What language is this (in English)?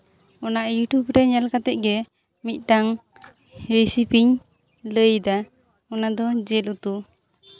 Santali